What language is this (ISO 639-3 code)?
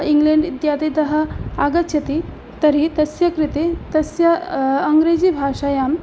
san